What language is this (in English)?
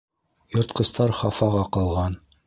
Bashkir